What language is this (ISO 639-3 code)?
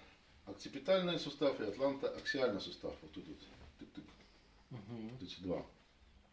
rus